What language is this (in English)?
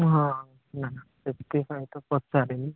Odia